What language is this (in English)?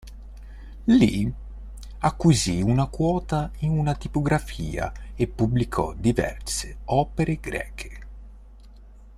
Italian